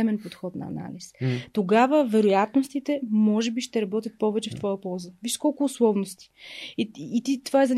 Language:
Bulgarian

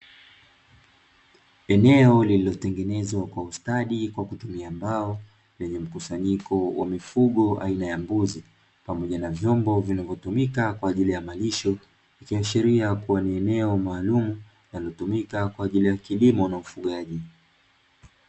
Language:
Swahili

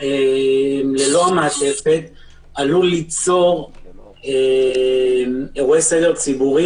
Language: Hebrew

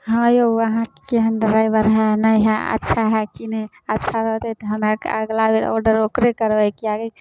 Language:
Maithili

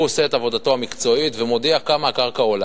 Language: Hebrew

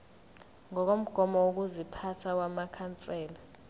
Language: Zulu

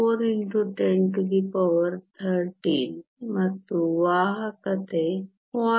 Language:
Kannada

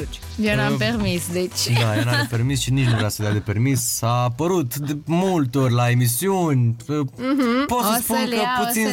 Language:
Romanian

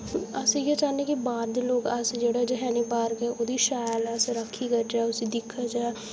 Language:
Dogri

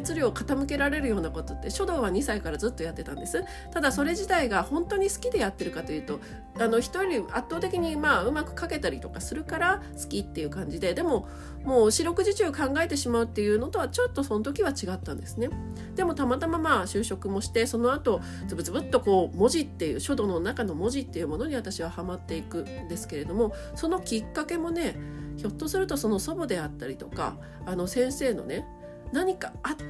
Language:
Japanese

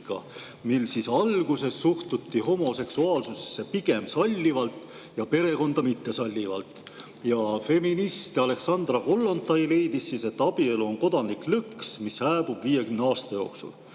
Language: Estonian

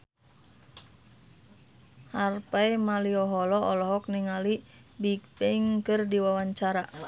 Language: Sundanese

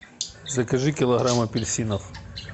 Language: Russian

